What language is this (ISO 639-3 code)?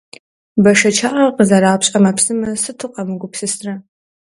kbd